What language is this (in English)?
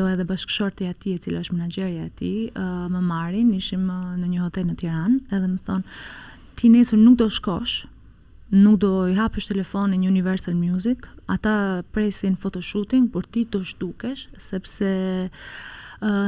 Romanian